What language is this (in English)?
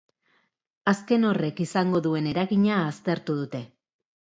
Basque